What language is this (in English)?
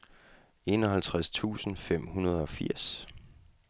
Danish